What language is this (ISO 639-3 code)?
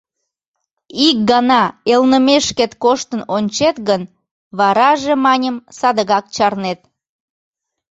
chm